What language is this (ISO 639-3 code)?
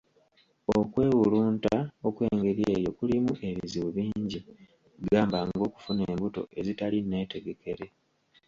lug